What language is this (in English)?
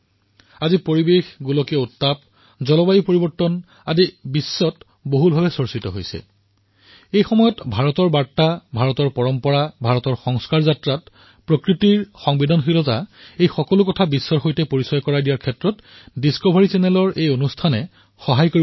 Assamese